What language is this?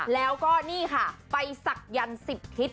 Thai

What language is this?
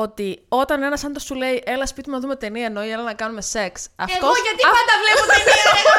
Greek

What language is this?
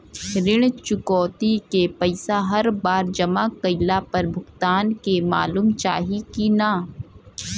Bhojpuri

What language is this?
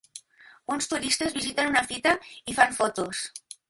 Catalan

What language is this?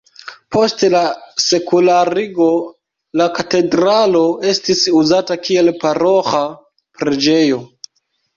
Esperanto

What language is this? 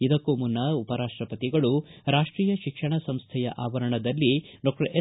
Kannada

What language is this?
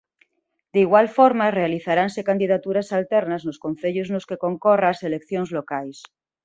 Galician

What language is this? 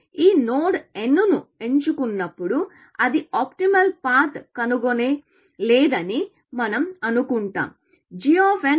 Telugu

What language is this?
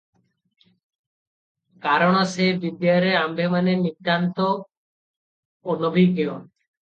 Odia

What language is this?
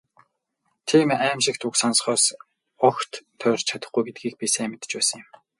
Mongolian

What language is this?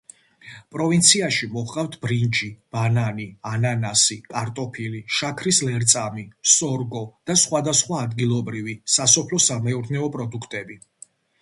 Georgian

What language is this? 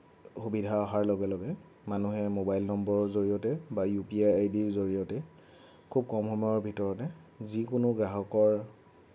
Assamese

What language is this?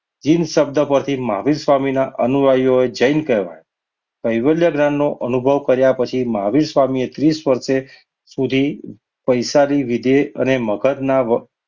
Gujarati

